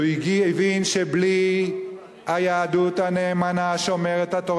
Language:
Hebrew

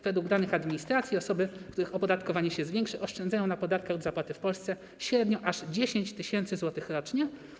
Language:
Polish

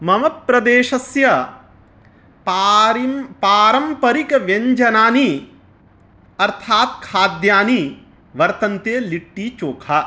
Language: Sanskrit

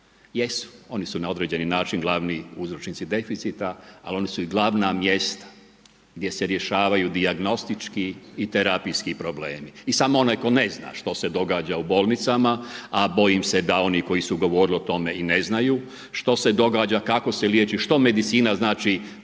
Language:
Croatian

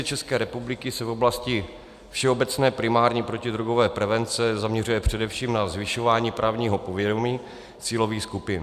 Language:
Czech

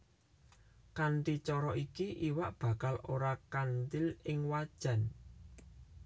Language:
Javanese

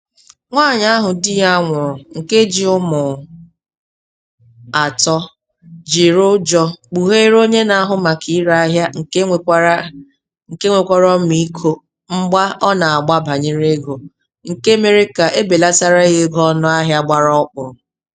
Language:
Igbo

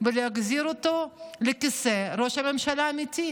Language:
Hebrew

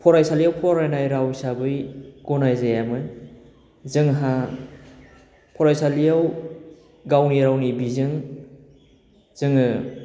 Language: Bodo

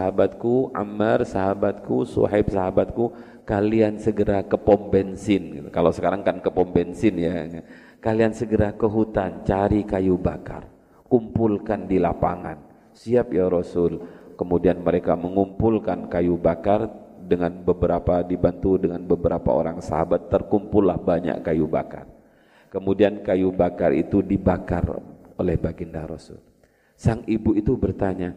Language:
Indonesian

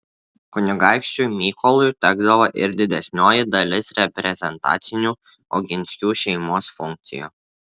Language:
Lithuanian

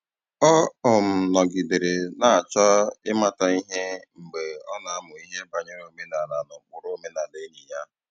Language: Igbo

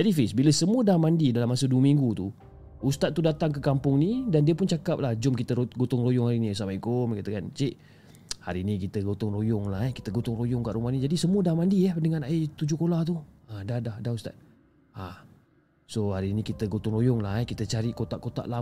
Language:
Malay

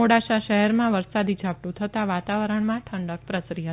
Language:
Gujarati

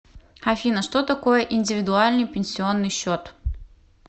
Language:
Russian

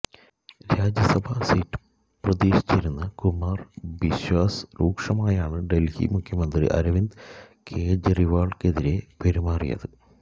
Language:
Malayalam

